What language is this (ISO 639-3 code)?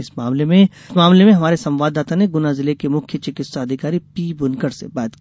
hin